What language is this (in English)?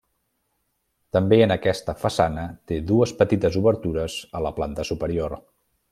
Catalan